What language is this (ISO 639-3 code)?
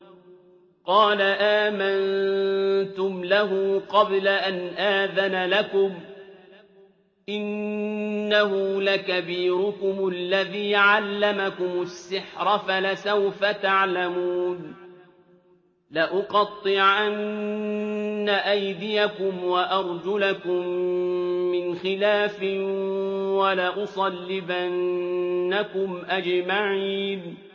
ara